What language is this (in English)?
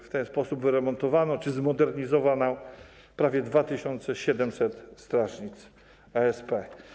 Polish